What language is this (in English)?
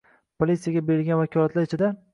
Uzbek